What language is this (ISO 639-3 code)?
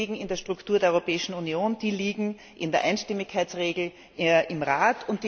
deu